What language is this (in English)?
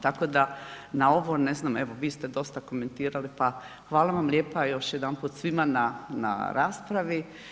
Croatian